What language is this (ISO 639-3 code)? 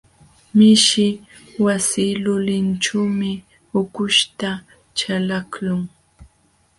qxw